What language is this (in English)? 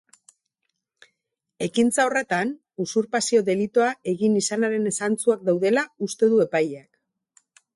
Basque